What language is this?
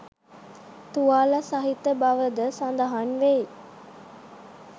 Sinhala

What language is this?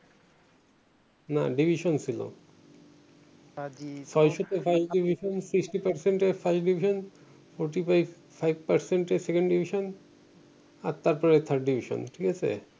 Bangla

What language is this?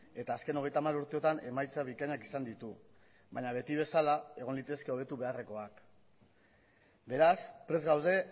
Basque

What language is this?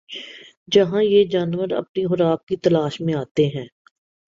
Urdu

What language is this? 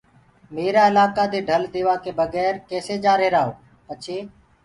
Gurgula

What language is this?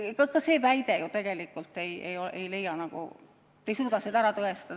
Estonian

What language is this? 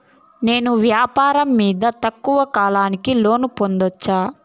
Telugu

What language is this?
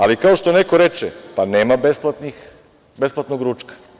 Serbian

